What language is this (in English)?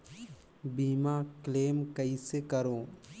Chhattisgarhi